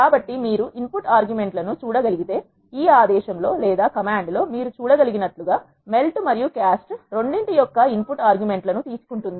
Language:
Telugu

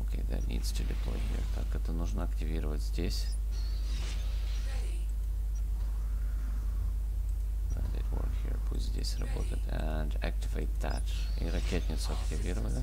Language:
Russian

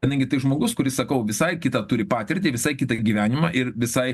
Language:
Lithuanian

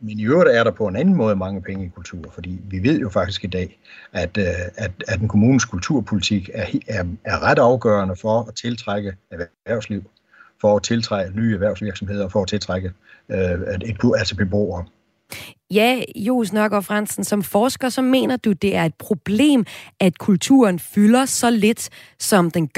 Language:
Danish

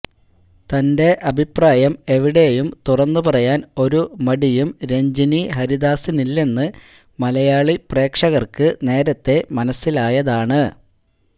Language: Malayalam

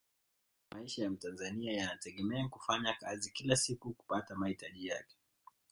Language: Swahili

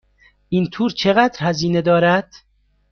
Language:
Persian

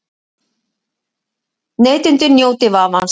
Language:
Icelandic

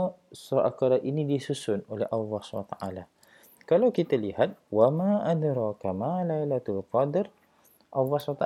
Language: Malay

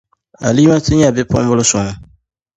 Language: Dagbani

